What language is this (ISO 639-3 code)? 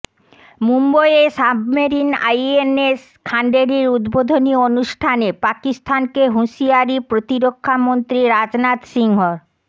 ben